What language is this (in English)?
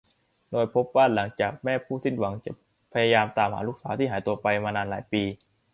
Thai